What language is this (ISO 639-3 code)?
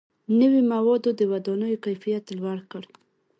pus